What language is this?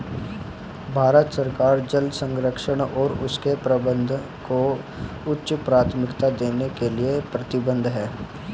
Hindi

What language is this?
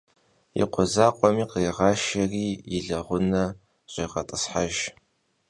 Kabardian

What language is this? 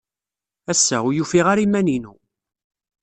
Kabyle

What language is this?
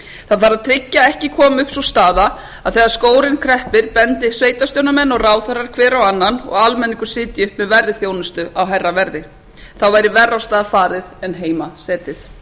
Icelandic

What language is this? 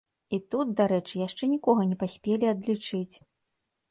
Belarusian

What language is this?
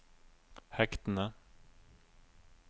Norwegian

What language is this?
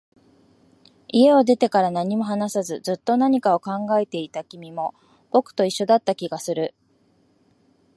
Japanese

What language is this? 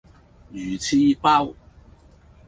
Cantonese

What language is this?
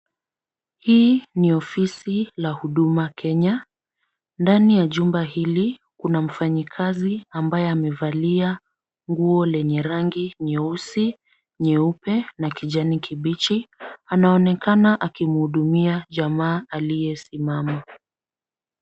Swahili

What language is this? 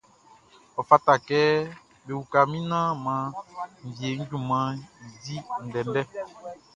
Baoulé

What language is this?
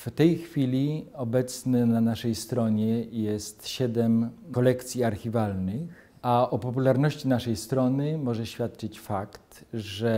Polish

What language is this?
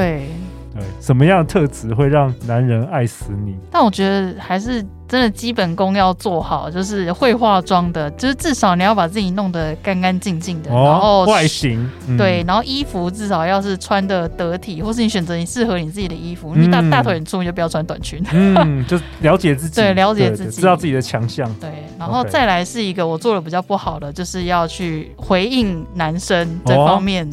Chinese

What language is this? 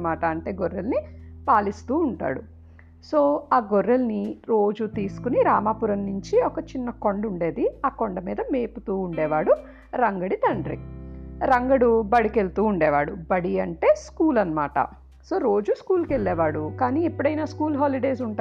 Telugu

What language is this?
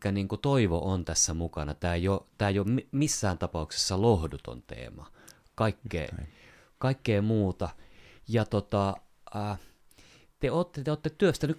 Finnish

